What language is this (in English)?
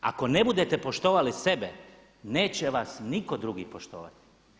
Croatian